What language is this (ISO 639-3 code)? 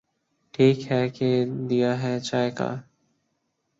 urd